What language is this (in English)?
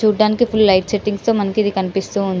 Telugu